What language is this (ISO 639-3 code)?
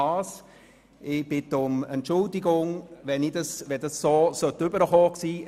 gsw